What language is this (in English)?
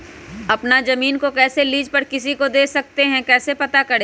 Magahi